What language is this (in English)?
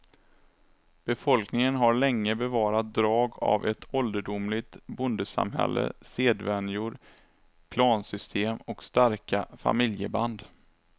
Swedish